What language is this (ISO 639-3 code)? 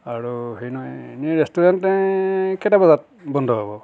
asm